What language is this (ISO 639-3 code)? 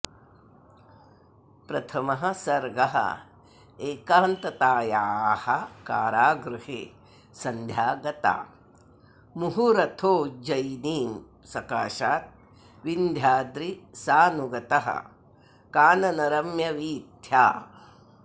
san